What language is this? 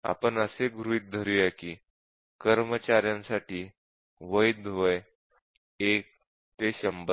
Marathi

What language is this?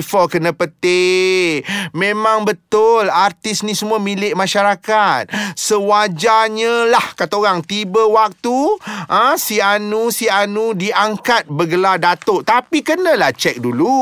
Malay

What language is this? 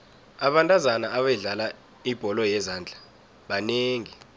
South Ndebele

